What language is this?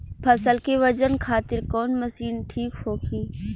Bhojpuri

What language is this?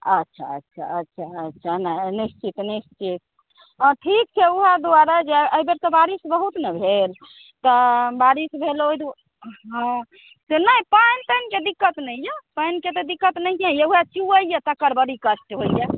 Maithili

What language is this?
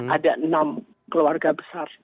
Indonesian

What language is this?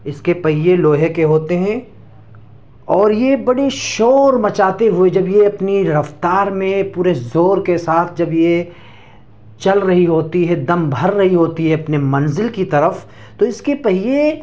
Urdu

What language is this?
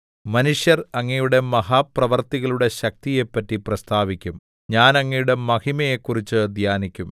Malayalam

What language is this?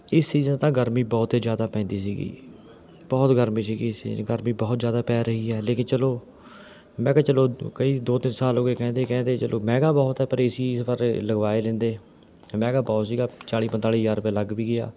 Punjabi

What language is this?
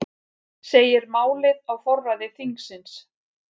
Icelandic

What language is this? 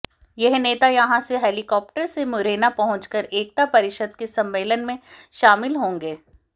Hindi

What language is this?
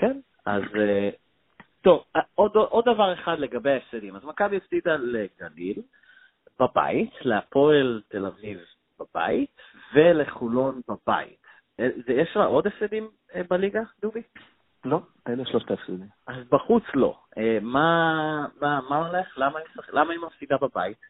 Hebrew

